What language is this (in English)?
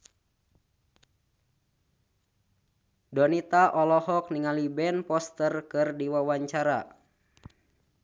Sundanese